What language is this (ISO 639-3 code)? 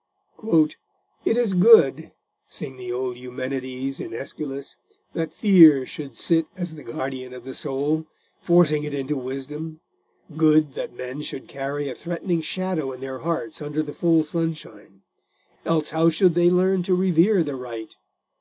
eng